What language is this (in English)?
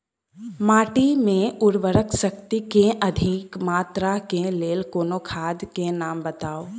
Maithili